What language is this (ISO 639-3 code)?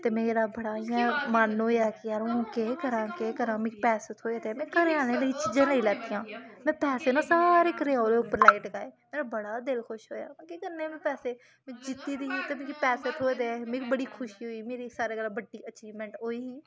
doi